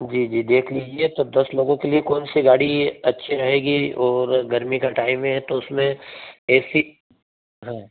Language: Hindi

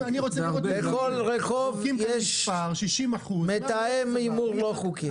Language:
Hebrew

